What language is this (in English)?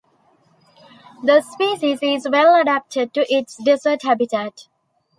English